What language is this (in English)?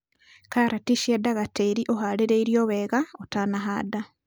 Kikuyu